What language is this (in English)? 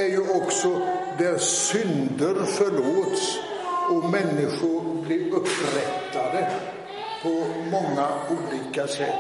Swedish